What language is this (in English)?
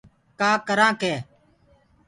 Gurgula